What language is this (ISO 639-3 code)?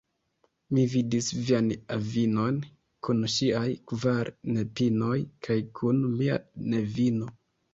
epo